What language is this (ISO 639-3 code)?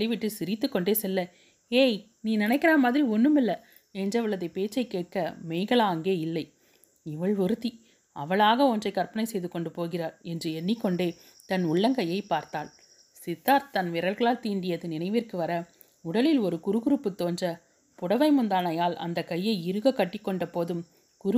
tam